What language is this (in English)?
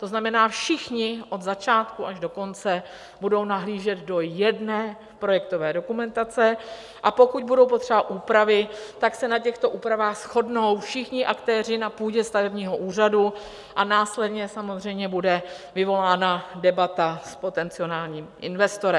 Czech